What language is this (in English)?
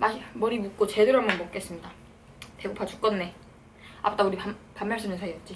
Korean